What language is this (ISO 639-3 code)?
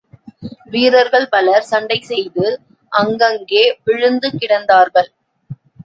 tam